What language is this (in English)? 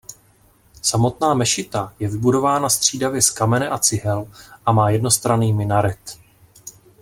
Czech